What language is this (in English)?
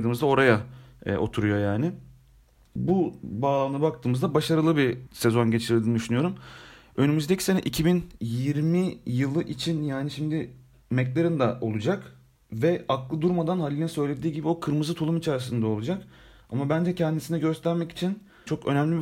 Turkish